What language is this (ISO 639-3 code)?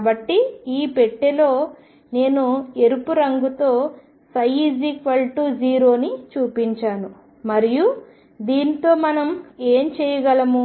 tel